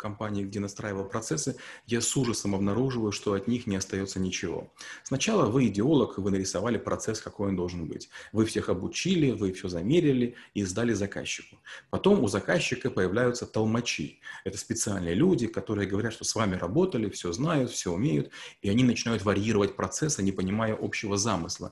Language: Russian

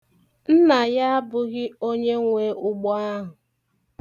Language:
Igbo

